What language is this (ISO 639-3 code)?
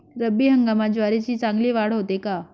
mar